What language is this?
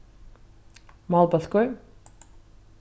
Faroese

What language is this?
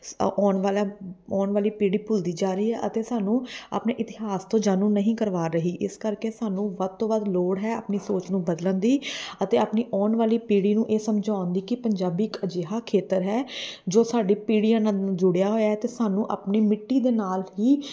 Punjabi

